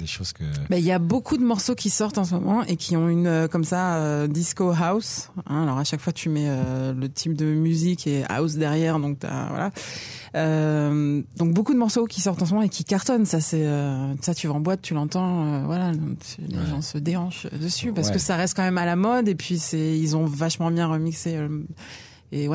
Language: French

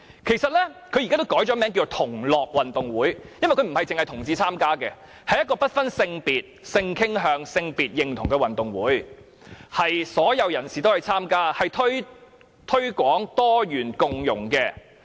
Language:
Cantonese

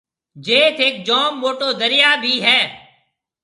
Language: Marwari (Pakistan)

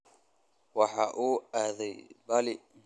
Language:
Somali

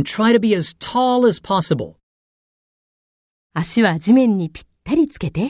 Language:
Japanese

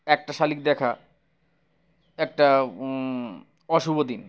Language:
Bangla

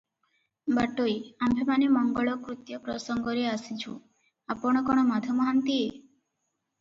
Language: Odia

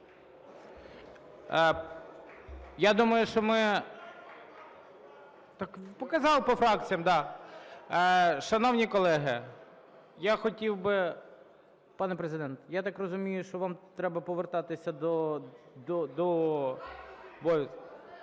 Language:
Ukrainian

